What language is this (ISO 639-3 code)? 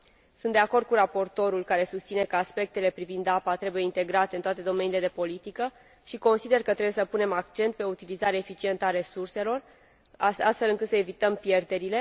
ron